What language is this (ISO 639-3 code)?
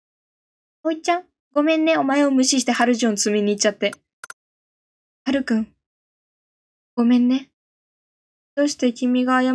jpn